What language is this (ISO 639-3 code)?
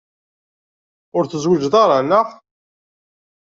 kab